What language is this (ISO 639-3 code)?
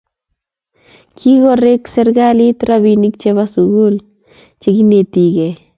kln